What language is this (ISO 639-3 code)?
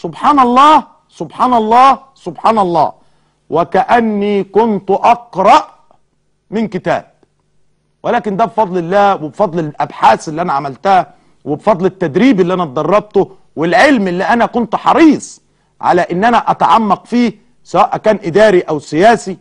ara